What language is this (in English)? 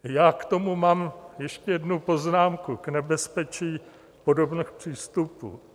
Czech